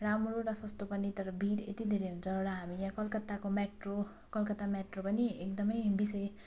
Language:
Nepali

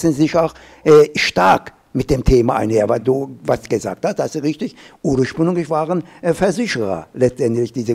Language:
German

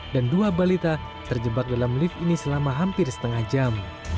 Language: Indonesian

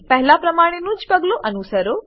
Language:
Gujarati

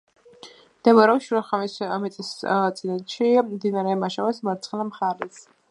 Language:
Georgian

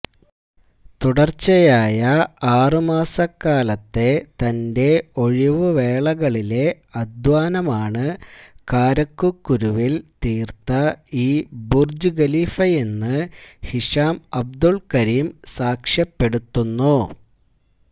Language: Malayalam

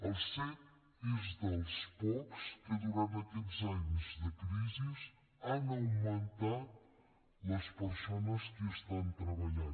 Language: Catalan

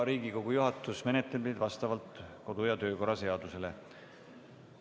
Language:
Estonian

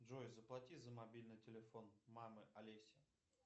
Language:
Russian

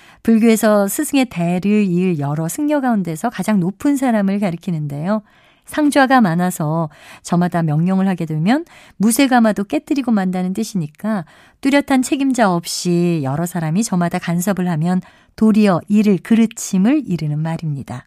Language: Korean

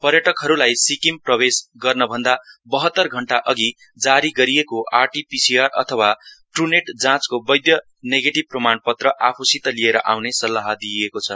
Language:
Nepali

